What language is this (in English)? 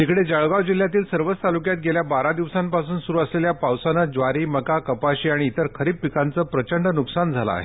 Marathi